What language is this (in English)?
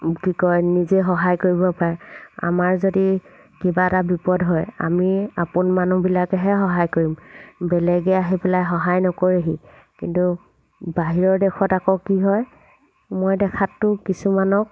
Assamese